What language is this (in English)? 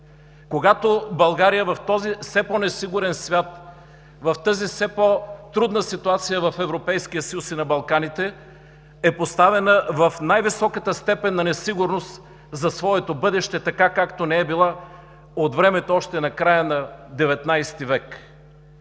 Bulgarian